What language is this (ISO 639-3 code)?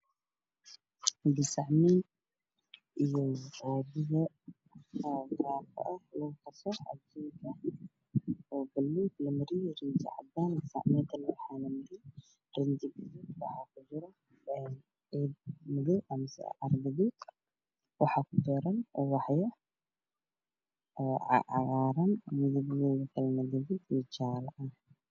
som